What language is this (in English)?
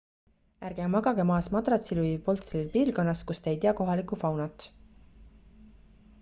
Estonian